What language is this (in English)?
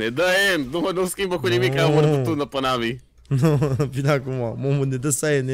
Romanian